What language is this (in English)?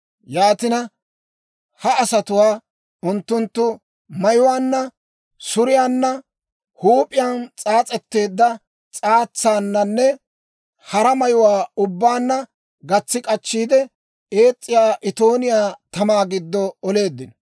Dawro